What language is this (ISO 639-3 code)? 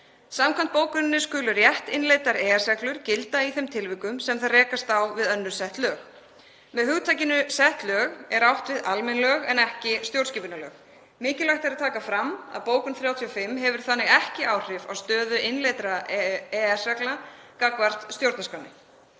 isl